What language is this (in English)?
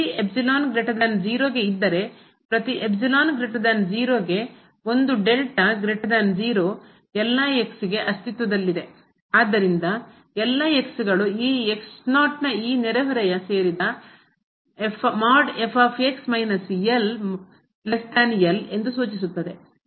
Kannada